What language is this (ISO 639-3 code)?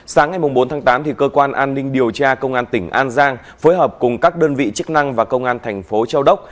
vie